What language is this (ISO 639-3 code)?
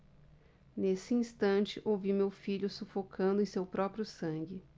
por